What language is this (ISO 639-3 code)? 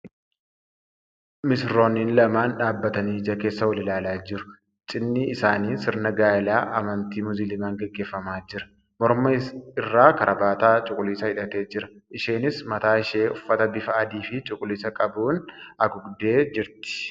orm